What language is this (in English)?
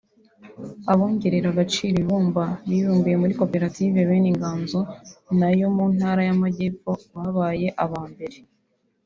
Kinyarwanda